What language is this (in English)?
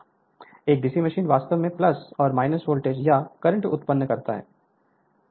Hindi